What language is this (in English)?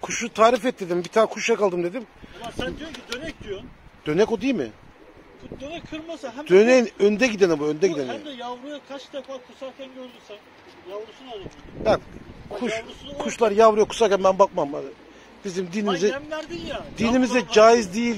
Turkish